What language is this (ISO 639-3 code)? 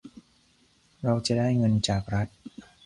tha